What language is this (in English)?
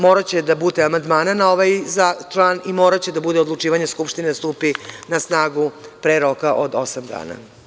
Serbian